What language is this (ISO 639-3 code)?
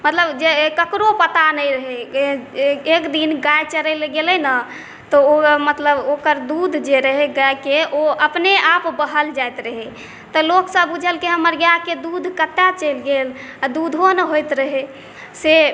mai